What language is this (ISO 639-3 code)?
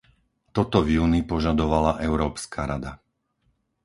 slk